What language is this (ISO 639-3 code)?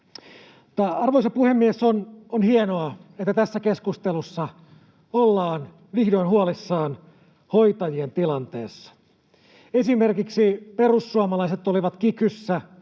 fin